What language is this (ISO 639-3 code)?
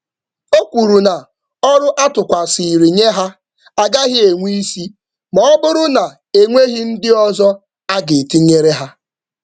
ibo